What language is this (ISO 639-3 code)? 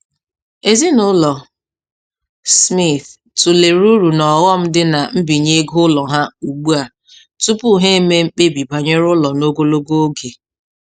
ibo